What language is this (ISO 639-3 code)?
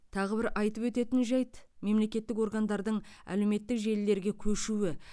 kaz